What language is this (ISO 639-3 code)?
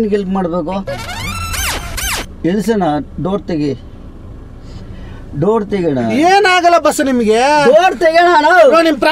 kan